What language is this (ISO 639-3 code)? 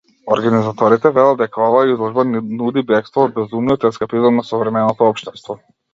mkd